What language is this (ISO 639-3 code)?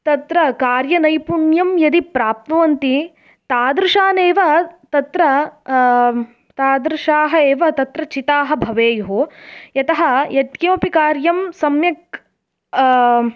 san